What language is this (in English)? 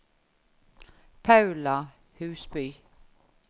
Norwegian